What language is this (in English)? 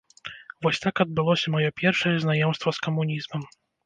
Belarusian